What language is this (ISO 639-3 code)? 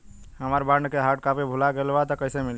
bho